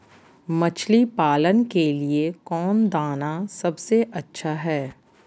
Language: Magahi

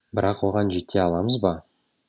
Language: Kazakh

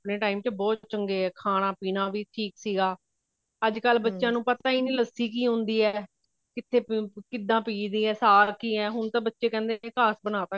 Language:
Punjabi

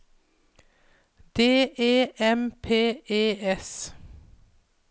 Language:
Norwegian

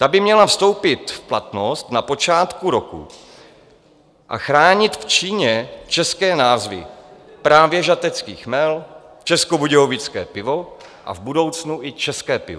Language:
Czech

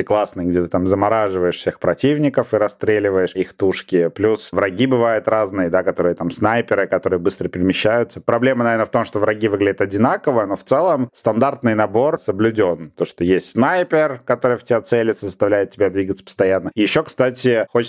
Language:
Russian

